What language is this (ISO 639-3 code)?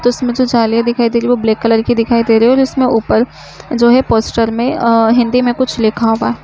hin